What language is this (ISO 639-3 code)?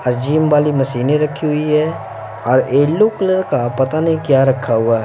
hin